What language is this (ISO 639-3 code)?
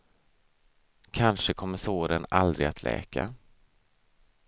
swe